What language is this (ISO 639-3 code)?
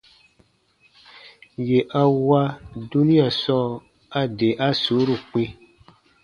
bba